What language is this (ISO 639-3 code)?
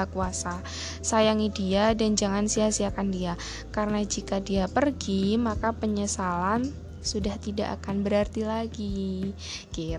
ind